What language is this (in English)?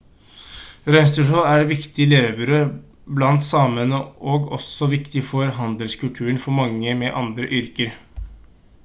Norwegian Bokmål